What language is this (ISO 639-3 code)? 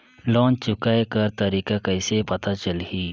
hne